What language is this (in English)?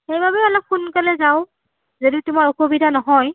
Assamese